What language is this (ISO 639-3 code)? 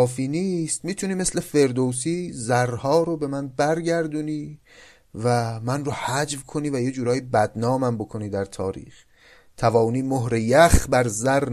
fas